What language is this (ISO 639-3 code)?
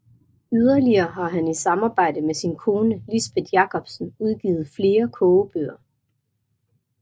dan